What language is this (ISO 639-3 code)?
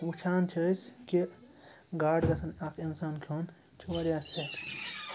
kas